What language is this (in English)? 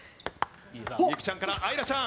Japanese